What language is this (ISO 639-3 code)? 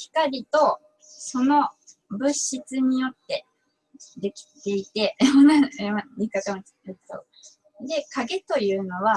jpn